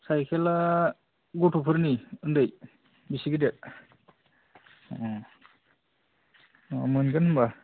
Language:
Bodo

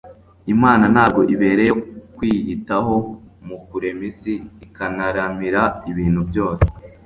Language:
Kinyarwanda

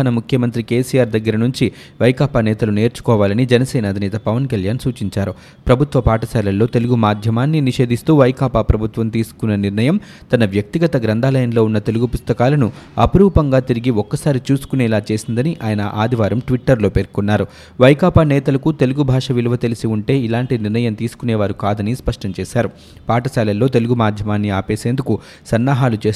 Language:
Telugu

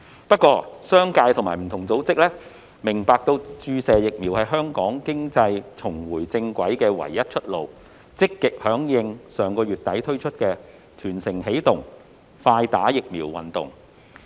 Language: Cantonese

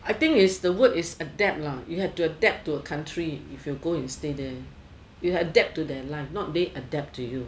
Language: English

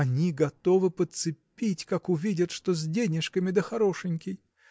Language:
Russian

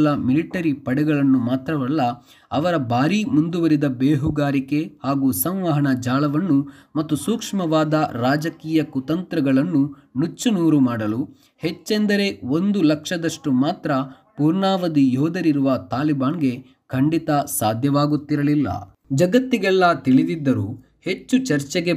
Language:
Kannada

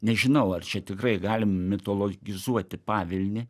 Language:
Lithuanian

